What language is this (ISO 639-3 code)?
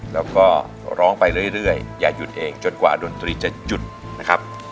tha